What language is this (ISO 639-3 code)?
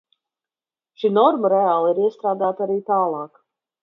lav